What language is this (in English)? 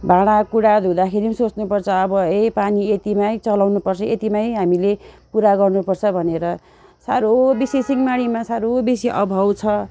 Nepali